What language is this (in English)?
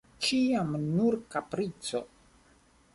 Esperanto